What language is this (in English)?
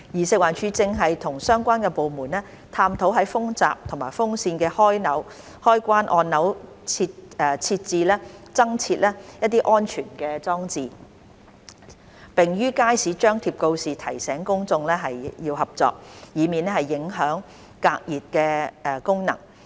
Cantonese